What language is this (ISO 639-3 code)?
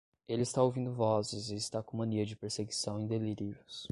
por